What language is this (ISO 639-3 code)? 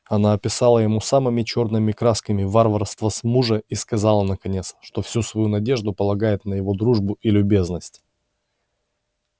rus